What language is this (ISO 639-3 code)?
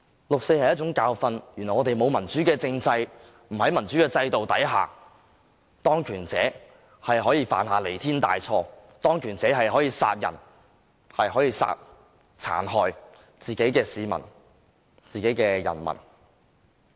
yue